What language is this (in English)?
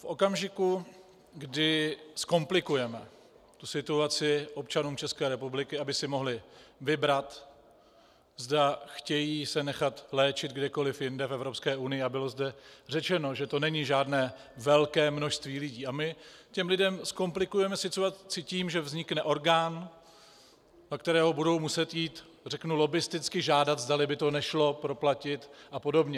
Czech